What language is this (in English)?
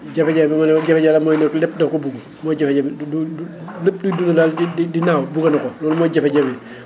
Wolof